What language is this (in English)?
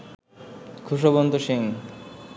Bangla